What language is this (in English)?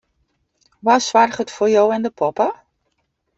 Western Frisian